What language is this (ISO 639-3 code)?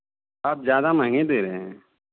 hin